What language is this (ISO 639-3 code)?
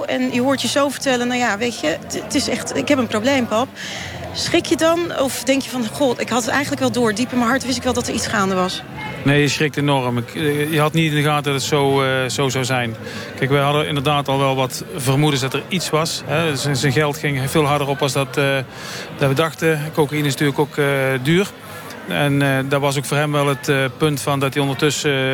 nld